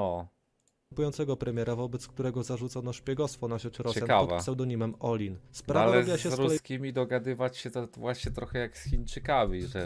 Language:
Polish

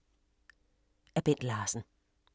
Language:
Danish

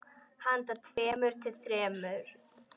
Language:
Icelandic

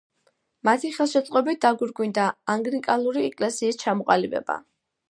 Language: Georgian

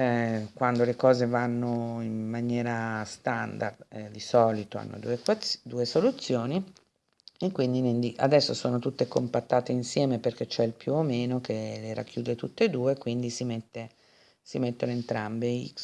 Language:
Italian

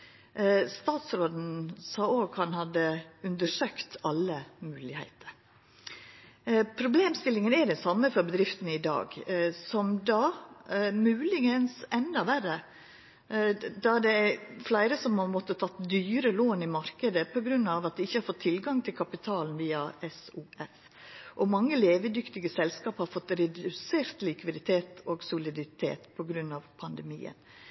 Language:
Norwegian Nynorsk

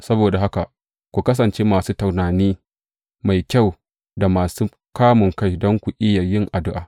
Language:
Hausa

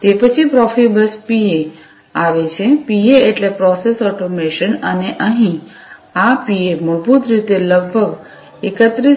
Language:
Gujarati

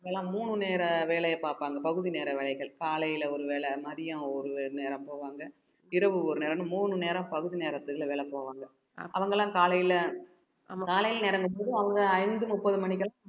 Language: Tamil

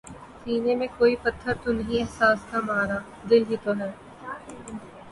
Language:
Urdu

